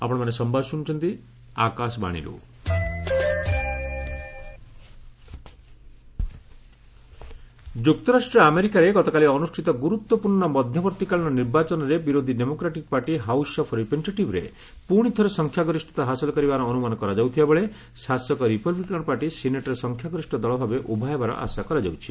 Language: Odia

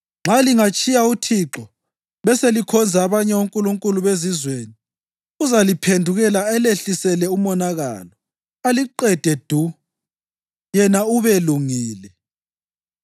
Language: North Ndebele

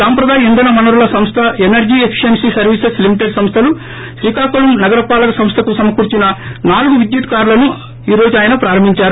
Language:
Telugu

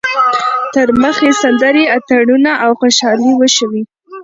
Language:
Pashto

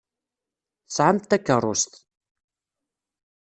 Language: Kabyle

